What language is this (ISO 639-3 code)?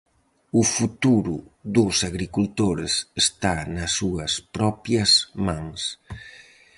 glg